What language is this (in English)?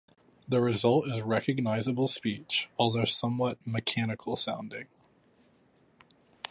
English